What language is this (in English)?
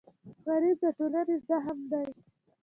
Pashto